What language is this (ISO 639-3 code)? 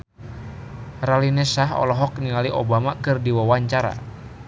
sun